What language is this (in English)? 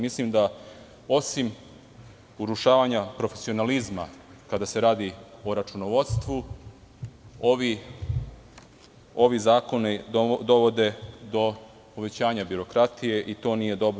Serbian